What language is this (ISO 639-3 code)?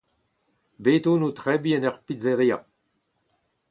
bre